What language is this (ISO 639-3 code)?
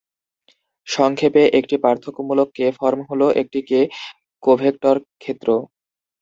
ben